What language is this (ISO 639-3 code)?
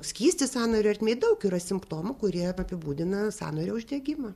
lit